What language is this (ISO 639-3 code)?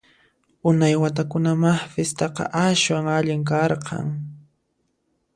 qxp